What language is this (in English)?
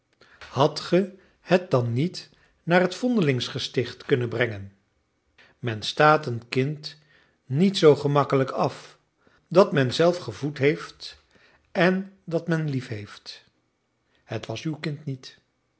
Dutch